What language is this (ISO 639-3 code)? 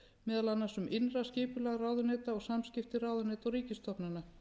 isl